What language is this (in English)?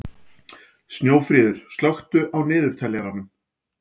Icelandic